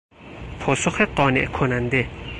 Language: Persian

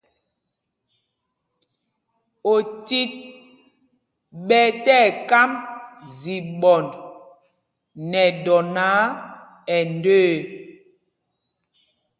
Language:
Mpumpong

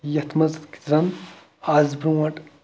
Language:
Kashmiri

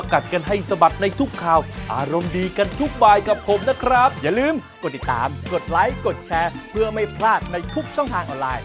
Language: Thai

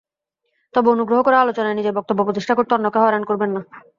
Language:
Bangla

